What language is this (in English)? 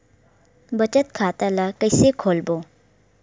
Chhattisgarhi